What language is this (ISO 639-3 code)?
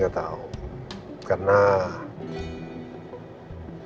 ind